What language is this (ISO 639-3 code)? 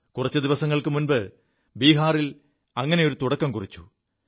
mal